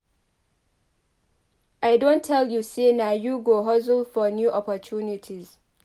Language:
Nigerian Pidgin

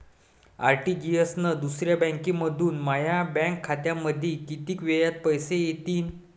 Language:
Marathi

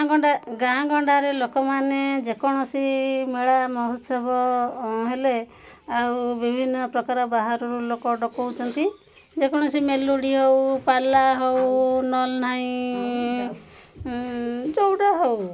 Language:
Odia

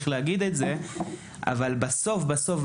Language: Hebrew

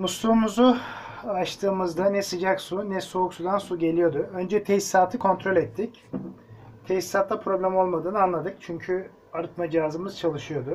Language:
Turkish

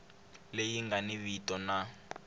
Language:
Tsonga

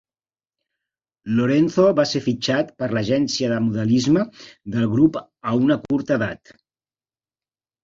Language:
Catalan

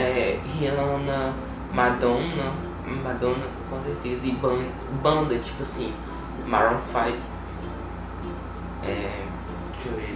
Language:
Portuguese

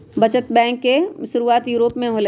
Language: Magahi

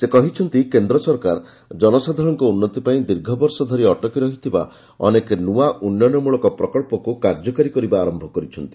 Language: Odia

